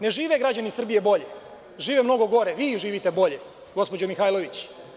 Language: Serbian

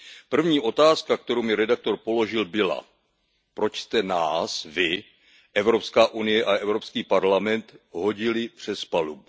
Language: Czech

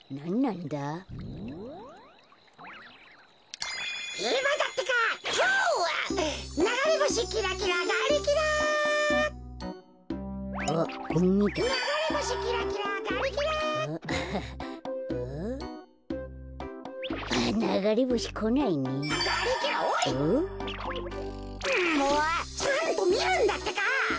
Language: Japanese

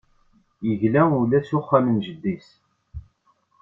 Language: Kabyle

